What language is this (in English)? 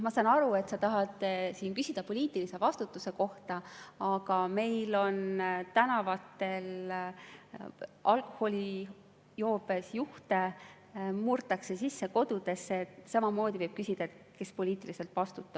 Estonian